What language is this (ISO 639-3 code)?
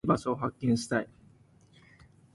jpn